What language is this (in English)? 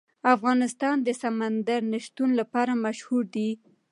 Pashto